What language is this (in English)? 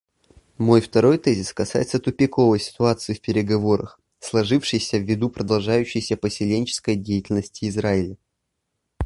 Russian